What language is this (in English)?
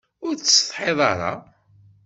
Kabyle